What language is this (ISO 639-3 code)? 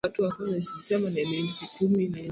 swa